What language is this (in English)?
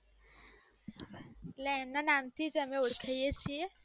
Gujarati